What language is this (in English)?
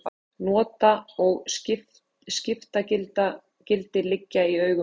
Icelandic